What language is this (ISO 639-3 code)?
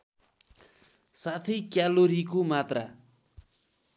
nep